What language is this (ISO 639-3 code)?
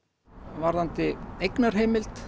isl